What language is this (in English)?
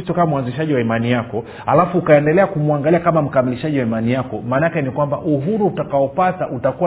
Swahili